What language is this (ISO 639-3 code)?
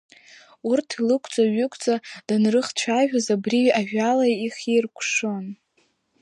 abk